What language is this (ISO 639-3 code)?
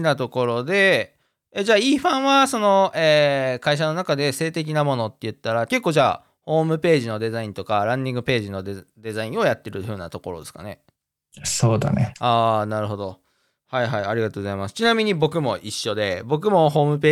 jpn